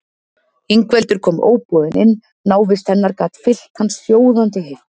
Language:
Icelandic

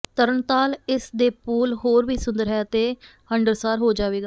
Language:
Punjabi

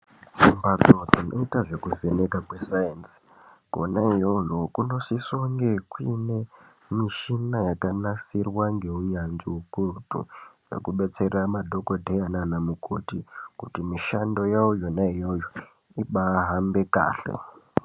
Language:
Ndau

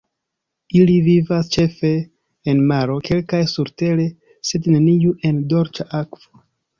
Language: Esperanto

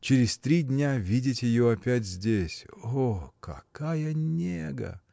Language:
Russian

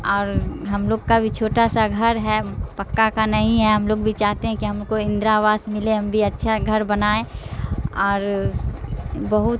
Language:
Urdu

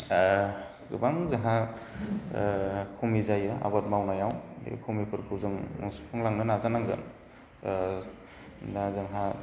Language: Bodo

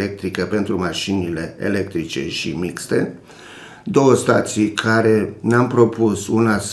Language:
Romanian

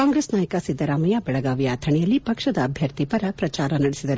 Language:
Kannada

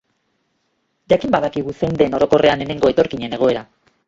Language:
Basque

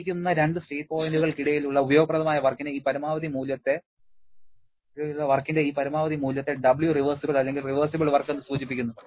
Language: Malayalam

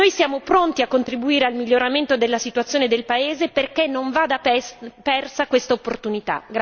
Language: Italian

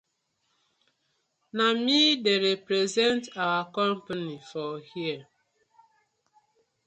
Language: Nigerian Pidgin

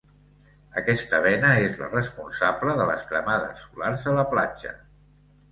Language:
Catalan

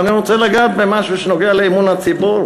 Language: Hebrew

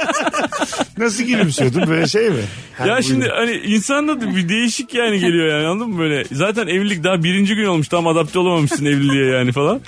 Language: Turkish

